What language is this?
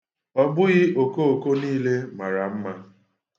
Igbo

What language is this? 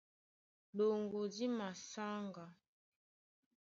Duala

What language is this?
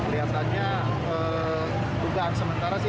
Indonesian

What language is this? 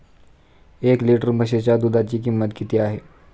Marathi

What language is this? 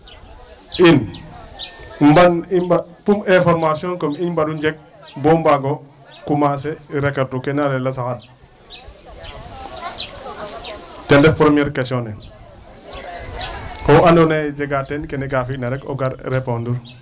Serer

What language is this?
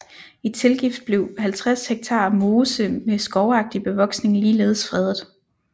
Danish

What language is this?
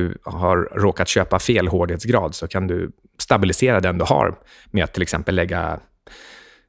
Swedish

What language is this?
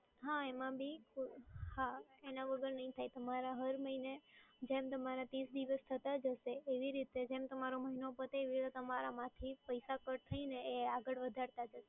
Gujarati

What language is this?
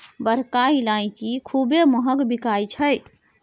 Maithili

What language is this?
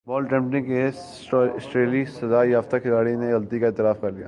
Urdu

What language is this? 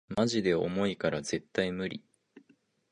Japanese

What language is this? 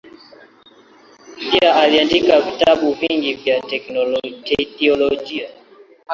Swahili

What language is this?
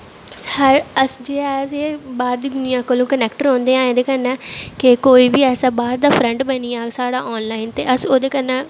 Dogri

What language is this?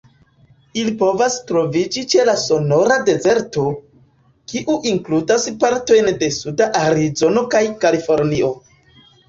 Esperanto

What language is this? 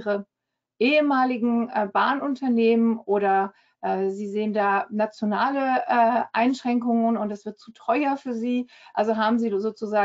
German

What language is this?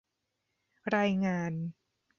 Thai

